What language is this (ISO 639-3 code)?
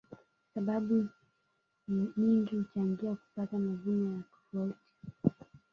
swa